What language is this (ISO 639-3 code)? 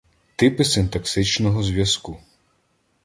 ukr